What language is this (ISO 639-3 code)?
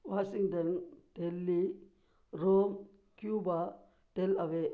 tam